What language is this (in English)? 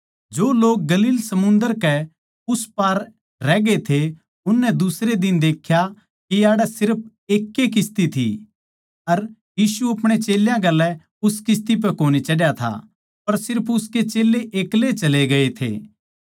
Haryanvi